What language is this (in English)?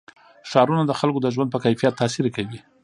Pashto